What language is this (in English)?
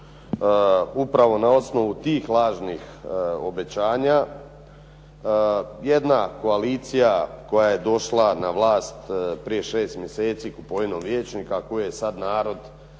Croatian